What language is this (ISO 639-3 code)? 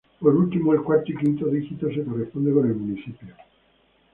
spa